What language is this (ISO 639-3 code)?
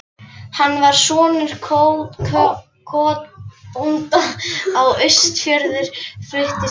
isl